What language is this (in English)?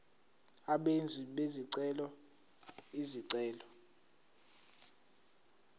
Zulu